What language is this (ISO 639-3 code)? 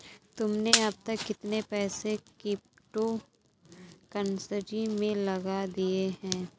hin